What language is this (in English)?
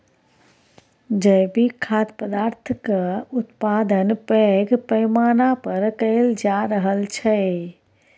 Maithili